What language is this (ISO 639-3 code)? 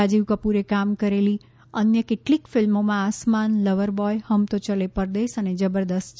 guj